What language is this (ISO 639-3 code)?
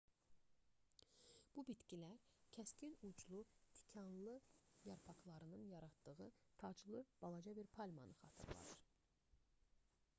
aze